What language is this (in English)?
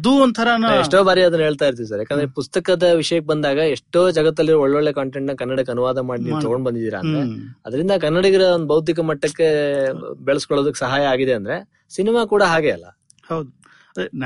Kannada